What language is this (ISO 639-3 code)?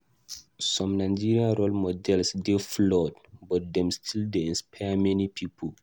pcm